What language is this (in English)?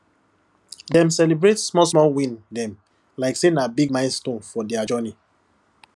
Nigerian Pidgin